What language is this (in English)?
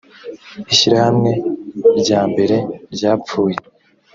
Kinyarwanda